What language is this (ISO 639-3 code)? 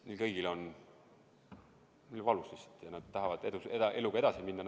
est